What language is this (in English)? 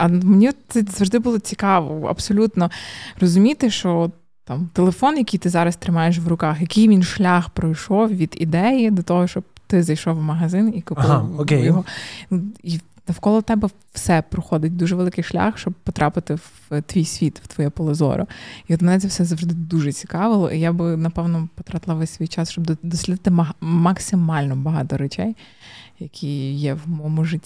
Ukrainian